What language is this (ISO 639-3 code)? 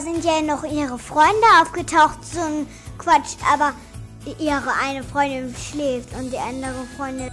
deu